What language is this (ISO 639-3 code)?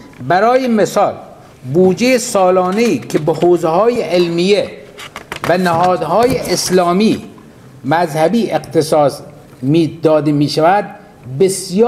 fas